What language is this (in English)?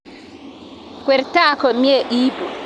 Kalenjin